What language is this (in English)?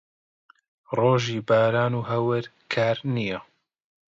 Central Kurdish